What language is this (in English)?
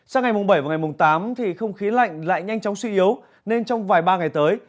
Vietnamese